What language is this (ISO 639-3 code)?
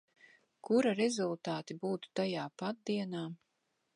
lav